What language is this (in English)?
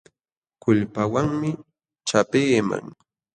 Jauja Wanca Quechua